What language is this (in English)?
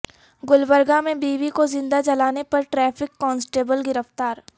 Urdu